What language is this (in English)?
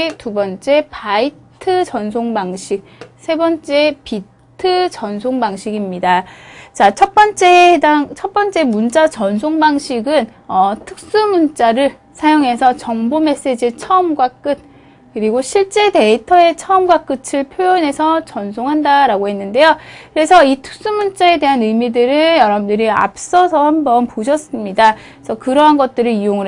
Korean